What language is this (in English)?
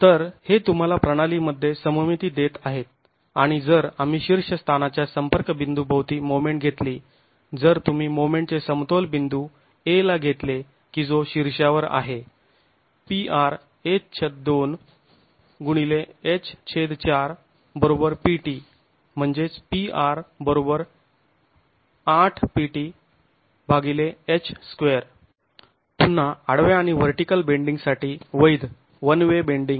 Marathi